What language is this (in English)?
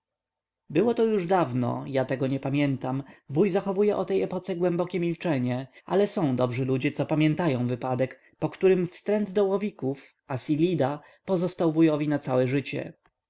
Polish